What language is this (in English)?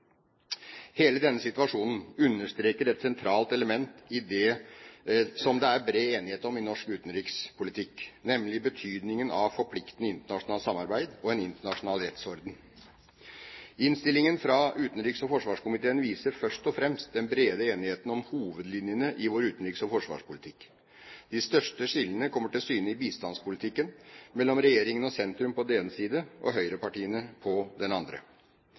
Norwegian Bokmål